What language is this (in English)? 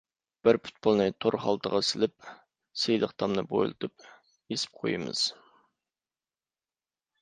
Uyghur